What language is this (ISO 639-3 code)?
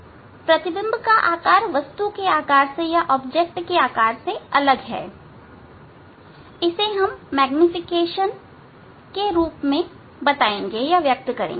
hin